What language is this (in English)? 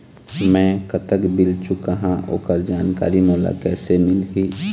Chhattisgarhi